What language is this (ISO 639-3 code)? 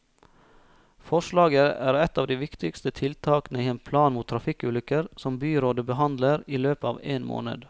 nor